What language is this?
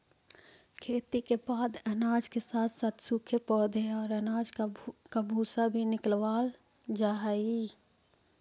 Magahi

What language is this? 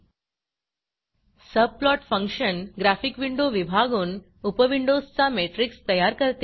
Marathi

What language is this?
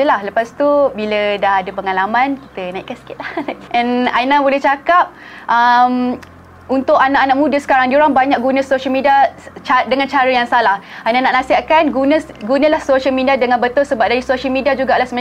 Malay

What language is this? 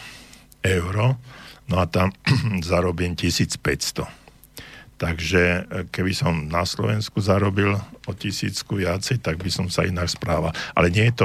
Slovak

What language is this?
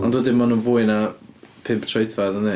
Welsh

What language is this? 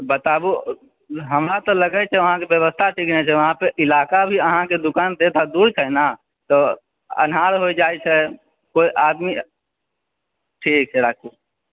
Maithili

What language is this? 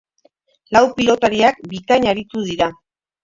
Basque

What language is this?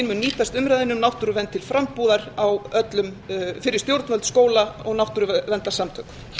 Icelandic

